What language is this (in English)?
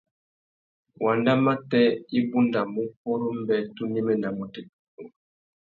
Tuki